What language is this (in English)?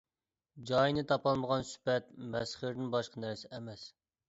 Uyghur